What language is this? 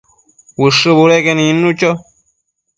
Matsés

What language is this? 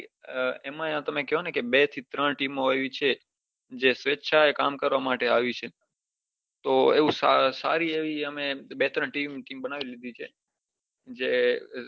Gujarati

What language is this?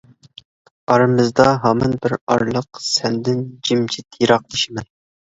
Uyghur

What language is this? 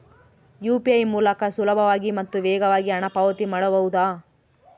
Kannada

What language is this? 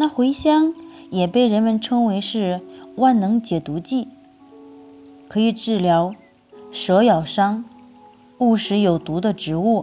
Chinese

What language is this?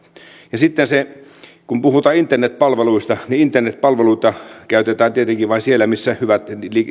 Finnish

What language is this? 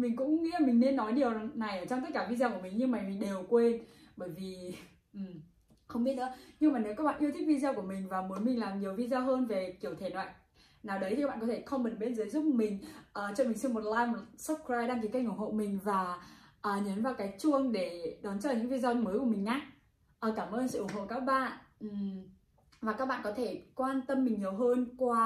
Vietnamese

